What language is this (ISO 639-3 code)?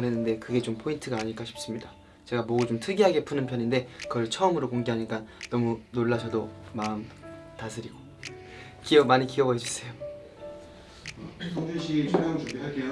kor